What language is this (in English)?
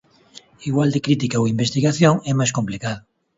Galician